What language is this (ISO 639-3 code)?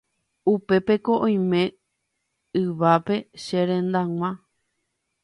grn